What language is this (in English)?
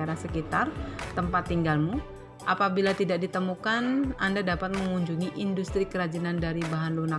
Indonesian